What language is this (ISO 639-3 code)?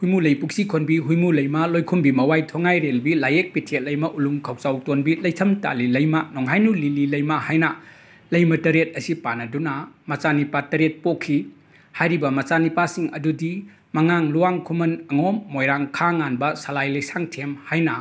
mni